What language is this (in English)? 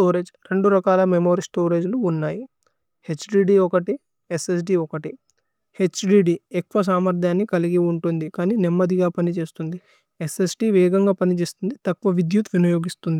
Tulu